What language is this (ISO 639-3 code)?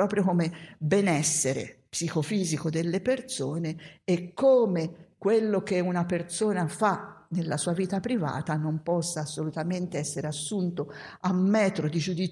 ita